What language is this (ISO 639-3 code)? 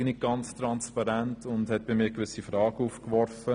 gsw